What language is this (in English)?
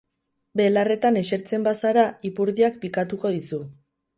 Basque